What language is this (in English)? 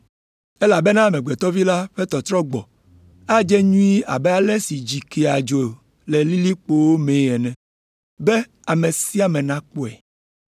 Ewe